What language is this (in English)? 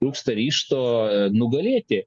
Lithuanian